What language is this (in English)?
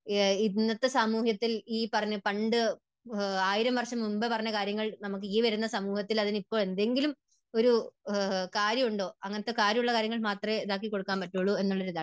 Malayalam